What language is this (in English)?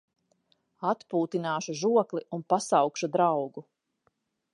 Latvian